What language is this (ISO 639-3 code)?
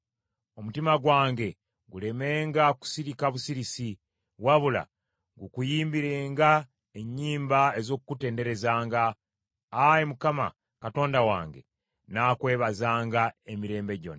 lug